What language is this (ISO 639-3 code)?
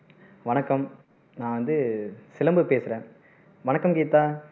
tam